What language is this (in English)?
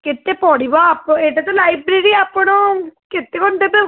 Odia